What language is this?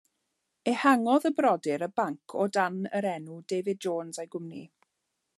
Welsh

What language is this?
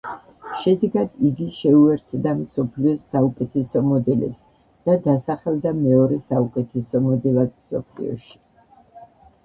Georgian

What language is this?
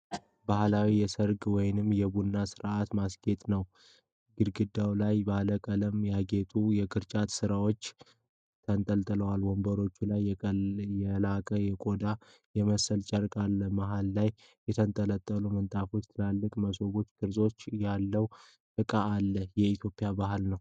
Amharic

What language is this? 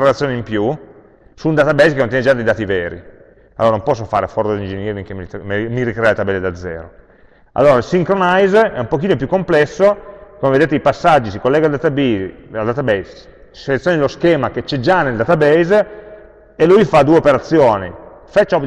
Italian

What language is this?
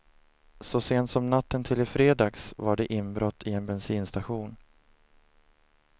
Swedish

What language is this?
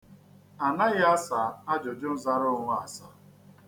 Igbo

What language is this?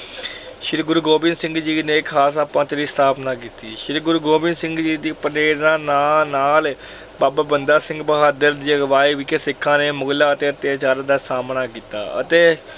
Punjabi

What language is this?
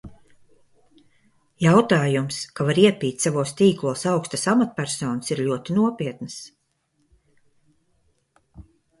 Latvian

